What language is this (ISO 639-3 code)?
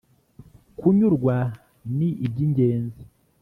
kin